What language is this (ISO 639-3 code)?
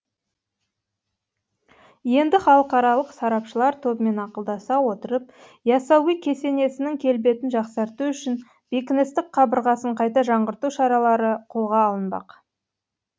kaz